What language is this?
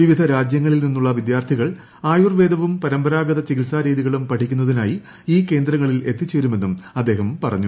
Malayalam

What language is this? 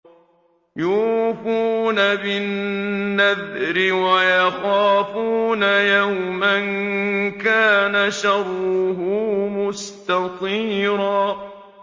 Arabic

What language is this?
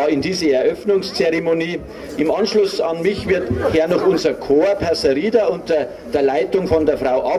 German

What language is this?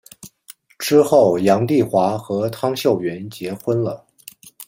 Chinese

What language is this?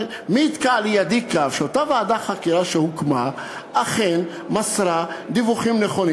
Hebrew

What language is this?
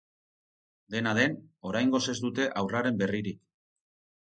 Basque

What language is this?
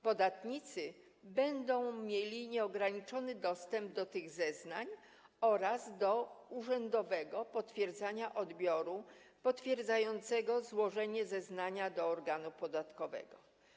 Polish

